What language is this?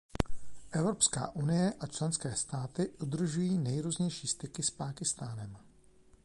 Czech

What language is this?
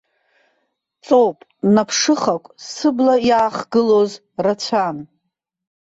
Abkhazian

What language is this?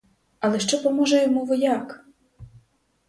Ukrainian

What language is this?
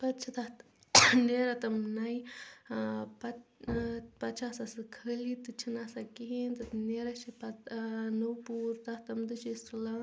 Kashmiri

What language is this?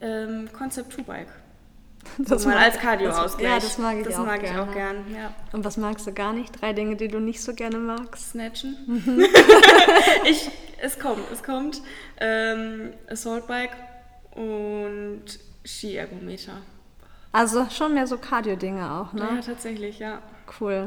German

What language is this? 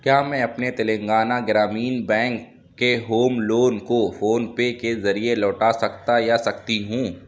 Urdu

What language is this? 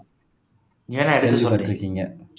Tamil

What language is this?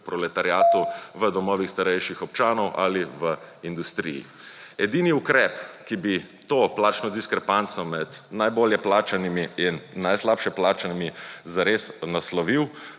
Slovenian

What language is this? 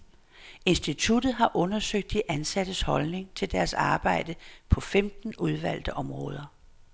Danish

